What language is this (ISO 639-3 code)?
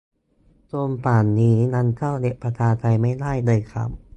tha